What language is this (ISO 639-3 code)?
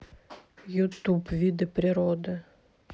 rus